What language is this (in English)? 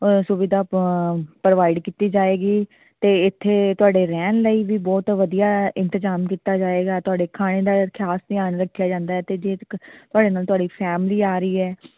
Punjabi